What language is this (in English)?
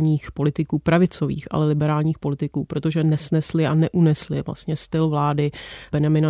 Czech